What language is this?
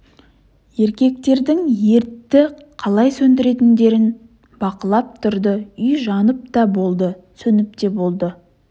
Kazakh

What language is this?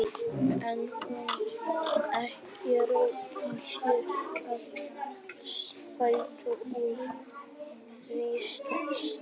Icelandic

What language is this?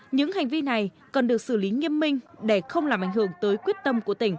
Vietnamese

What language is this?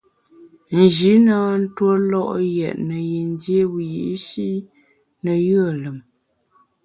Bamun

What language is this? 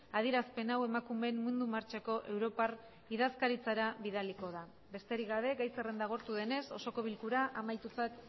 Basque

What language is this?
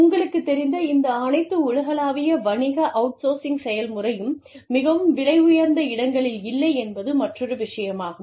Tamil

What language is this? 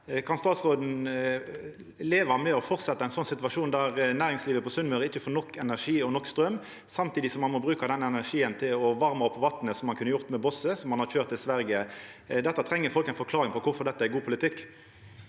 Norwegian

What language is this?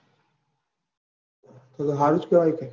Gujarati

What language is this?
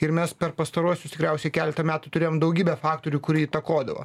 Lithuanian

